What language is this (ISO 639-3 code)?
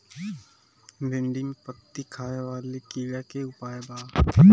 bho